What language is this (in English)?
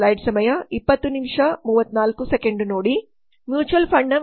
Kannada